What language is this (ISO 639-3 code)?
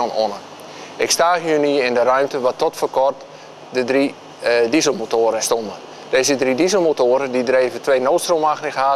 nld